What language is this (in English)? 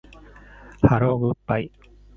Japanese